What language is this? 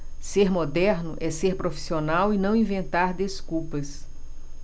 Portuguese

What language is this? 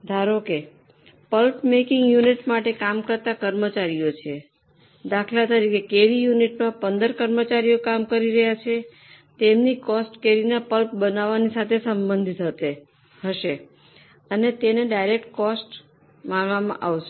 Gujarati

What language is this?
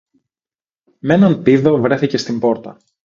Greek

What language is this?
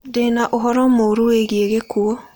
Kikuyu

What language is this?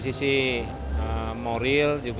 Indonesian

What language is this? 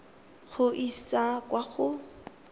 Tswana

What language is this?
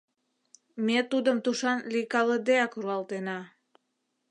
Mari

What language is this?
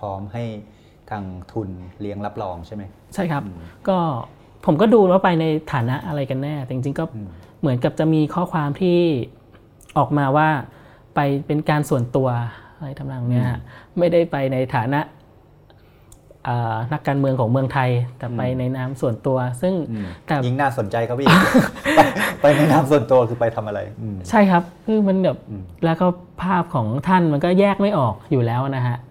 Thai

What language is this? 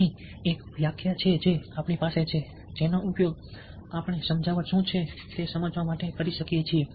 Gujarati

